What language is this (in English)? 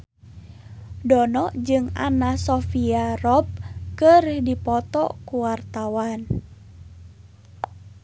Sundanese